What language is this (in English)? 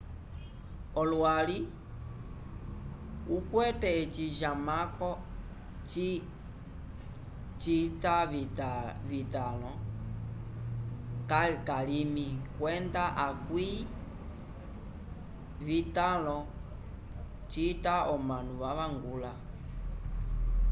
Umbundu